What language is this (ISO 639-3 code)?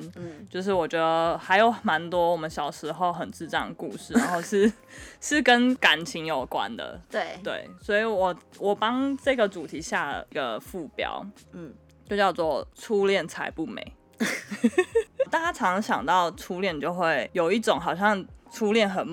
zho